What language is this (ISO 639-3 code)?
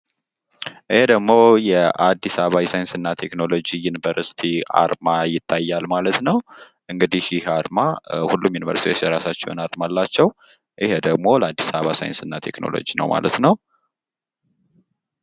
amh